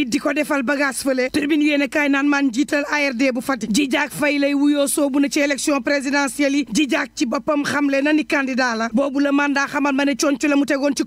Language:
Arabic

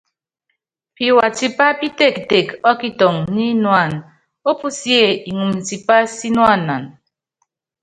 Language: Yangben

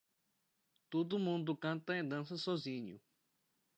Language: Portuguese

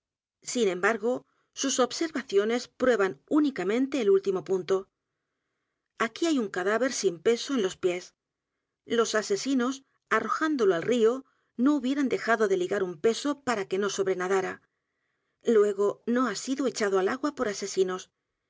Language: Spanish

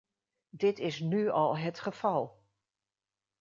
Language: Dutch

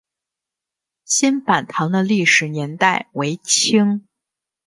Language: Chinese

